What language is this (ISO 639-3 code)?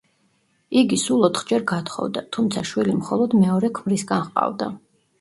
kat